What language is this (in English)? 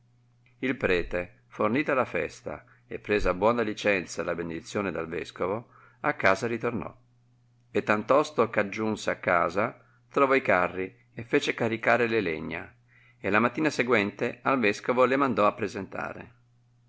Italian